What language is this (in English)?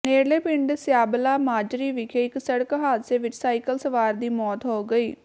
Punjabi